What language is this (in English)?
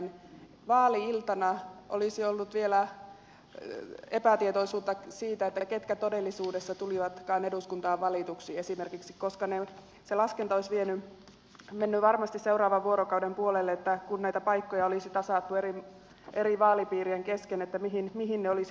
Finnish